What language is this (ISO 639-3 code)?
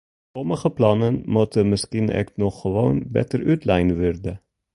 fry